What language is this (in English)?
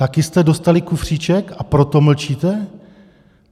Czech